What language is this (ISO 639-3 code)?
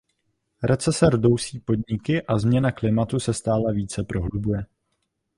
ces